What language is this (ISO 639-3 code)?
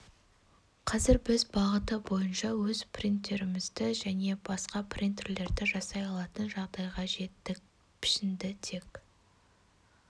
kaz